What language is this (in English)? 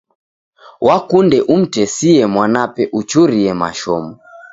Taita